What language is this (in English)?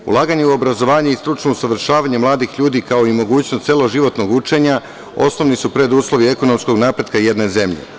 Serbian